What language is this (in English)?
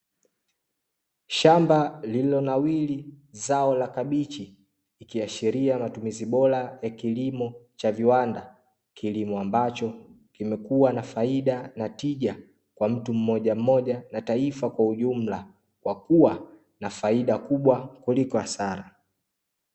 Swahili